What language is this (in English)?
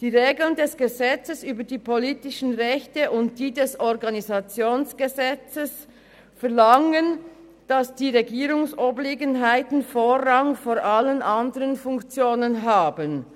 Swiss German